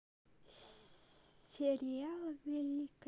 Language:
Russian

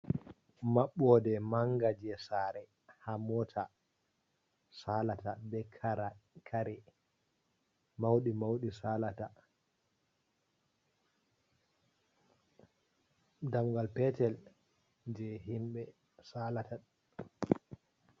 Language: Fula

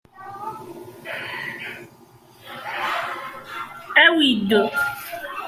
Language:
Kabyle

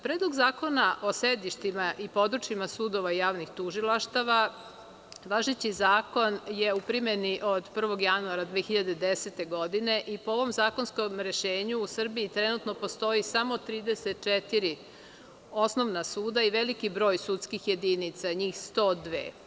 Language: Serbian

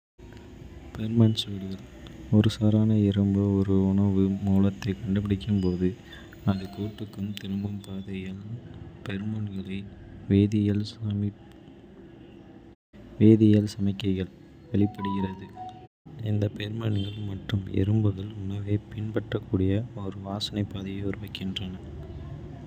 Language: Kota (India)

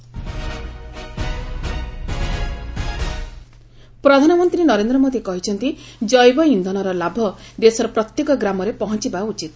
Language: Odia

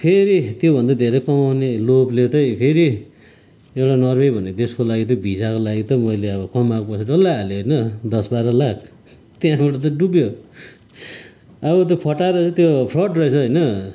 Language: Nepali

